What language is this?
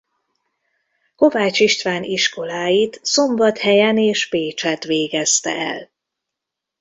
Hungarian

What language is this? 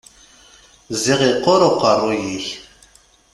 Kabyle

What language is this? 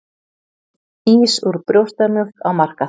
Icelandic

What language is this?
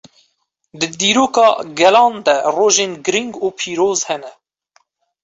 Kurdish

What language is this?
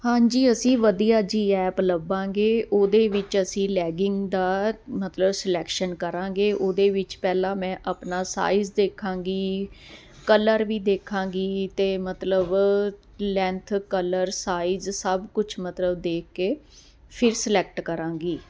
Punjabi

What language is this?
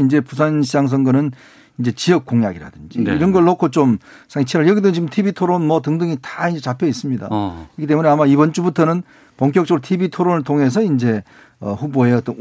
Korean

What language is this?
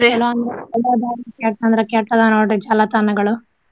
Kannada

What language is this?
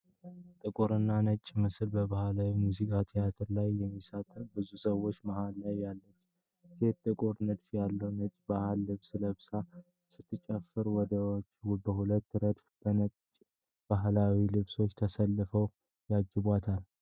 Amharic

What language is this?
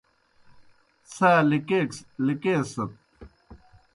Kohistani Shina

